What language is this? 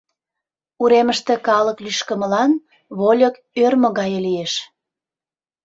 Mari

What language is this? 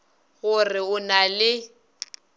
Northern Sotho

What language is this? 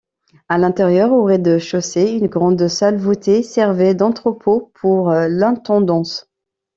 French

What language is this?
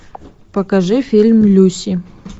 Russian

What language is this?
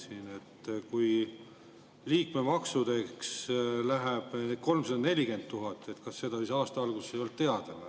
Estonian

